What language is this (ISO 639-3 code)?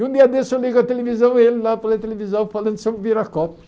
por